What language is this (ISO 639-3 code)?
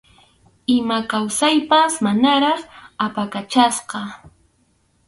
qxu